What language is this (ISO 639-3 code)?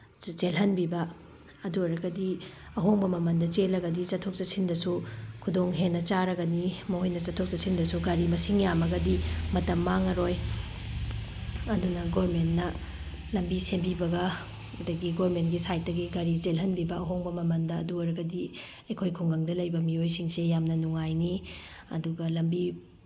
mni